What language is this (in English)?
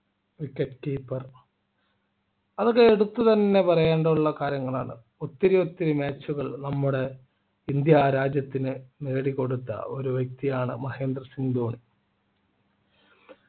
Malayalam